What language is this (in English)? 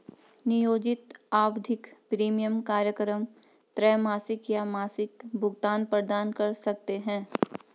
Hindi